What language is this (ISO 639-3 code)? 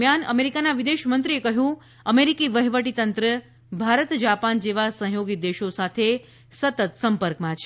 guj